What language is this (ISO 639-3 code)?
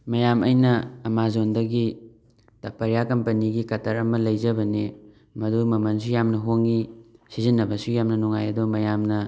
mni